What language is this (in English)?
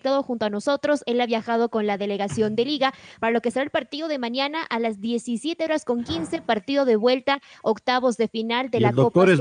Spanish